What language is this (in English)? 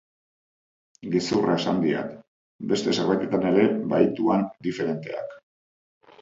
Basque